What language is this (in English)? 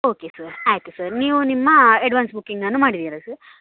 Kannada